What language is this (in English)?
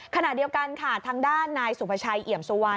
Thai